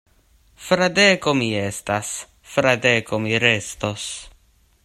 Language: Esperanto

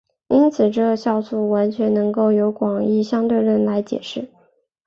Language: Chinese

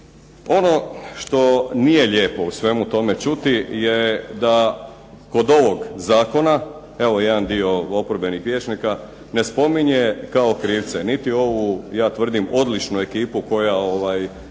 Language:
Croatian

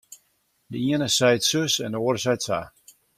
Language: Western Frisian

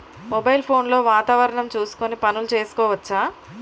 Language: Telugu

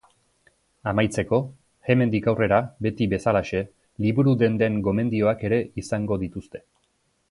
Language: Basque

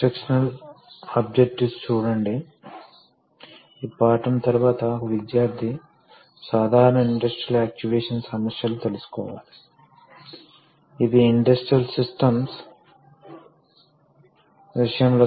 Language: Telugu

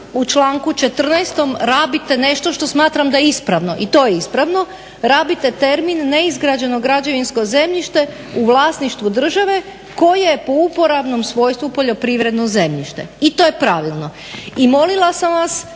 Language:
Croatian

